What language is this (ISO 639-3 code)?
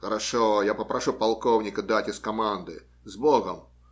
rus